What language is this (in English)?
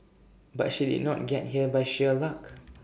English